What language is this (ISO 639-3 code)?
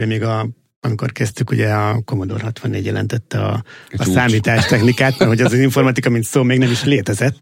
hun